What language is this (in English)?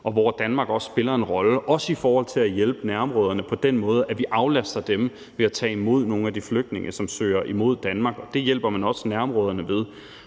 Danish